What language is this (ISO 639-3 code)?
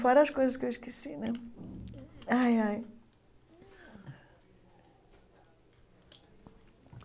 por